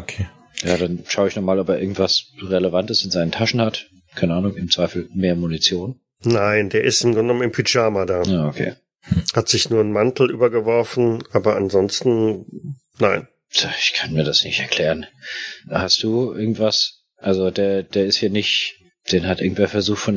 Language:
German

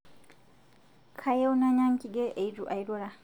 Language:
Masai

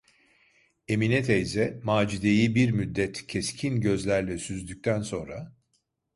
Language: Turkish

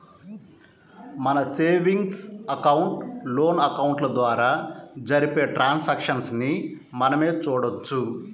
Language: Telugu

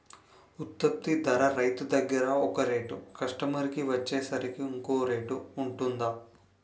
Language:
Telugu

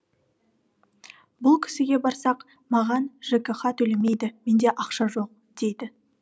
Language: Kazakh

